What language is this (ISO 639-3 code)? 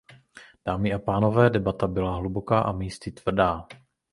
ces